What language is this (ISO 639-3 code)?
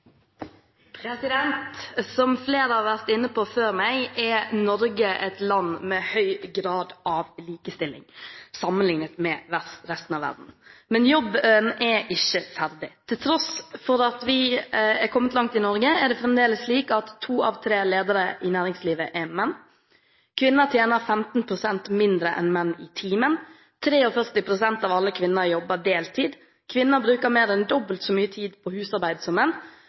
nor